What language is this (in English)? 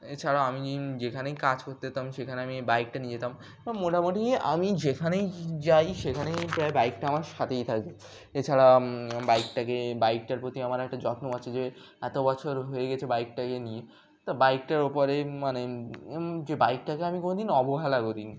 Bangla